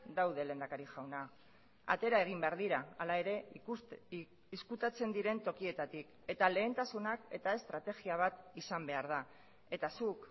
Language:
Basque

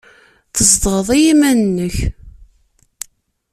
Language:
Kabyle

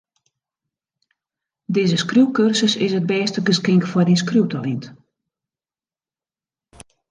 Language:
Western Frisian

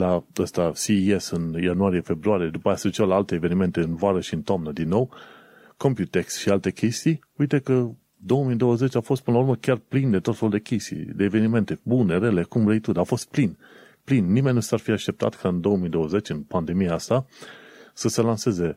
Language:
Romanian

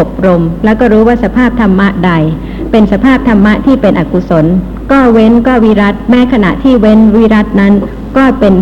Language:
Thai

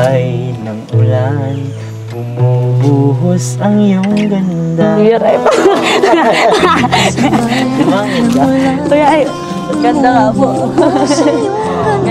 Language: Filipino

